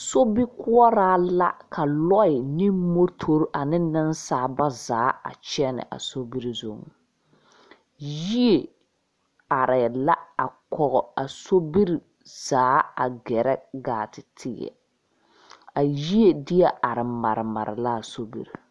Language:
Southern Dagaare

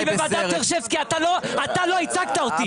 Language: Hebrew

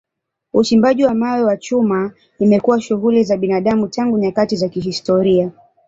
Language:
Swahili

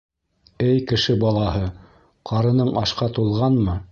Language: Bashkir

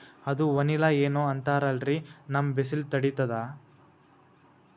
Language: Kannada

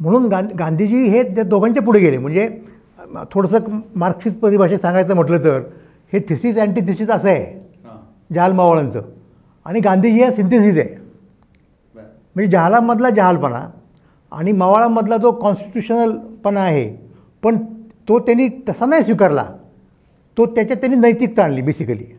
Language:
Marathi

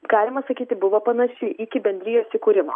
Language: Lithuanian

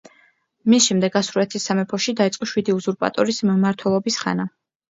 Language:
Georgian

